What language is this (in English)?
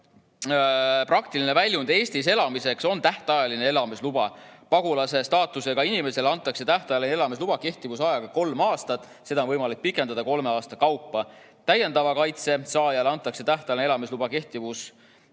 Estonian